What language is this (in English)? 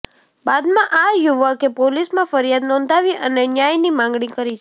Gujarati